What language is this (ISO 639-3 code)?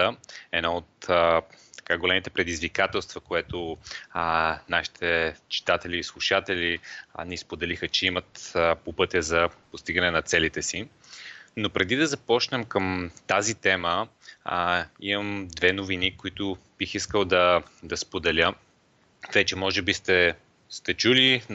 bul